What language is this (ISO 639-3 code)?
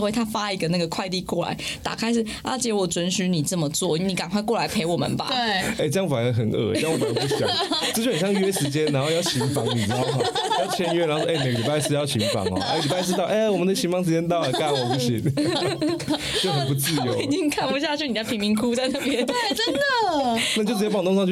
zho